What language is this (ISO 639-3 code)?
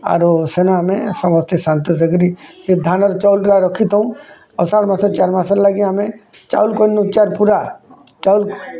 ori